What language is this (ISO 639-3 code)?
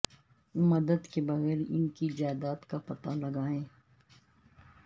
urd